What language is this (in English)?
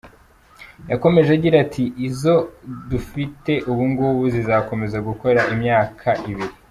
Kinyarwanda